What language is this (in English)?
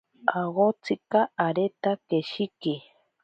Ashéninka Perené